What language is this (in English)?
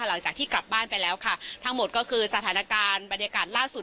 Thai